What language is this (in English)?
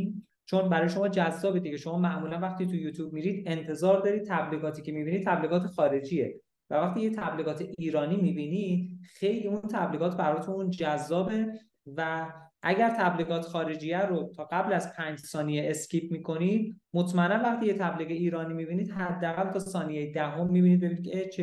Persian